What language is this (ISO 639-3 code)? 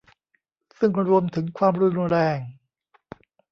tha